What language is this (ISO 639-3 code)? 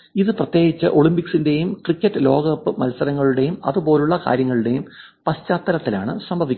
mal